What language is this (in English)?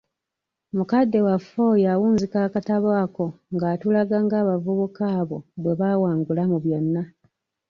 Ganda